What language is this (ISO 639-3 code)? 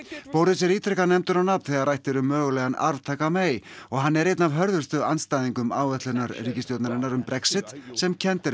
isl